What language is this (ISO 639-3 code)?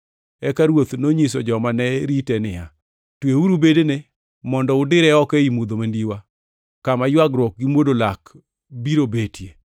luo